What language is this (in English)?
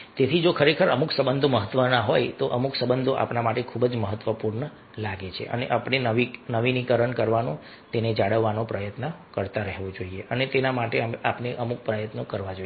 Gujarati